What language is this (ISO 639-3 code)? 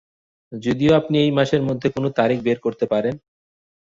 ben